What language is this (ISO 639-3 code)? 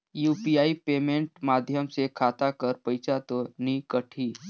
hne